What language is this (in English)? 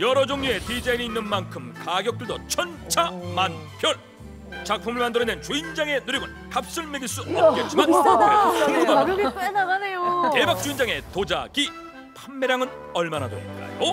Korean